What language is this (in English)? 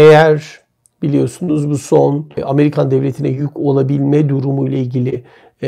Turkish